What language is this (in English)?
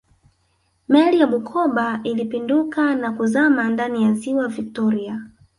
Swahili